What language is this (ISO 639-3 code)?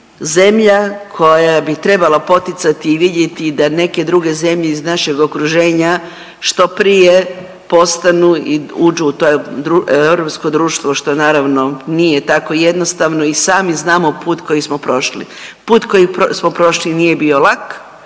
hrv